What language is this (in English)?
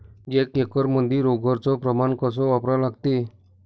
Marathi